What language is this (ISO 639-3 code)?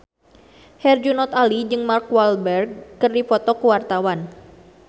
sun